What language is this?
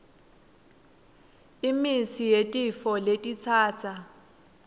Swati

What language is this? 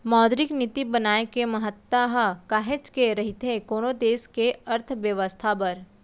Chhattisgarhi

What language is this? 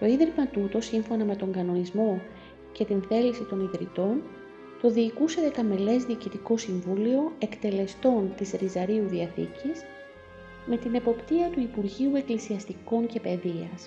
Greek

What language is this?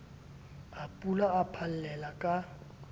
Southern Sotho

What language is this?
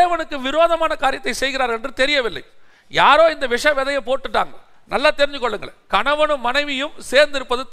Tamil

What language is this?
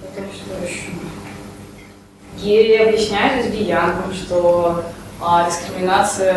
Russian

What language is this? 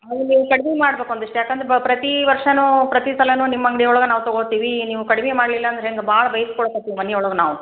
Kannada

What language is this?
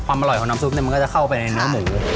Thai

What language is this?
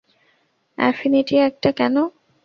Bangla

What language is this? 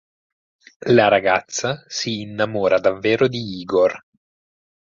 Italian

